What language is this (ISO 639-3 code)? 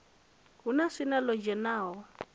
ven